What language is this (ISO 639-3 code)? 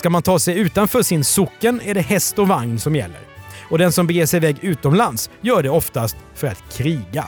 swe